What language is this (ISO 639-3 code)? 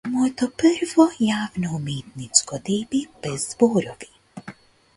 mkd